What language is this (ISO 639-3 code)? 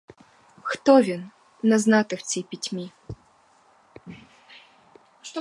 ukr